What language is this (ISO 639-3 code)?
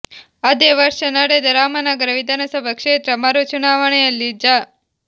kan